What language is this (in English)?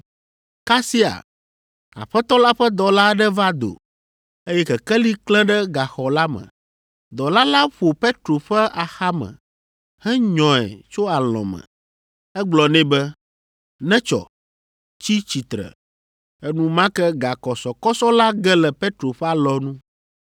Ewe